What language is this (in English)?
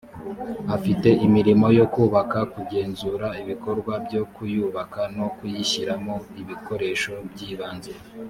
Kinyarwanda